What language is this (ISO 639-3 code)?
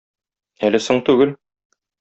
tat